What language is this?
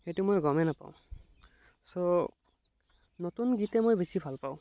Assamese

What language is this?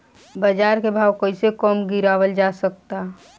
Bhojpuri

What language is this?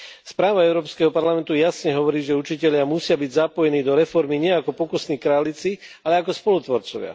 Slovak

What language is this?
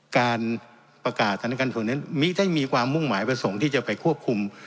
Thai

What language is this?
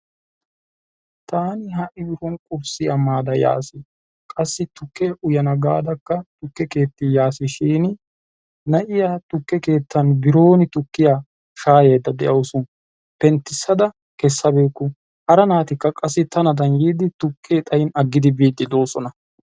Wolaytta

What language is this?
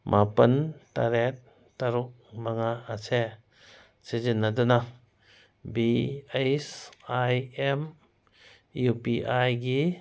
Manipuri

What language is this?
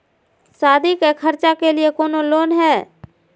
Magahi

